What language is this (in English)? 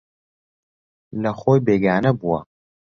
Central Kurdish